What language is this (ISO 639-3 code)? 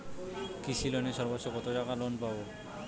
ben